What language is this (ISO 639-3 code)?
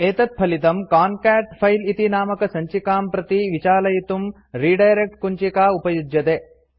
san